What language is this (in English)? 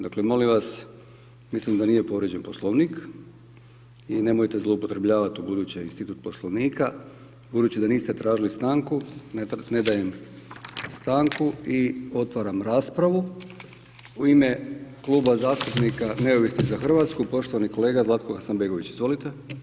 Croatian